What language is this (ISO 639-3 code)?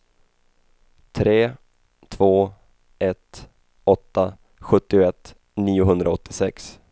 swe